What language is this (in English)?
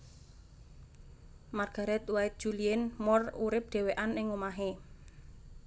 Javanese